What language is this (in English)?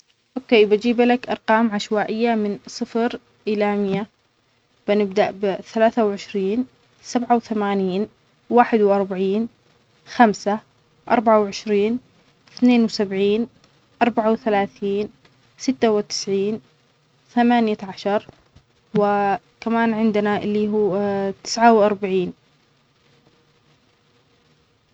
Omani Arabic